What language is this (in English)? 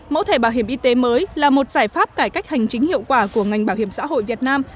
Vietnamese